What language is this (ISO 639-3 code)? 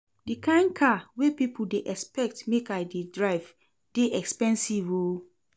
pcm